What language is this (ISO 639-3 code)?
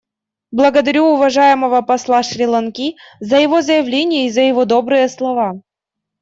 rus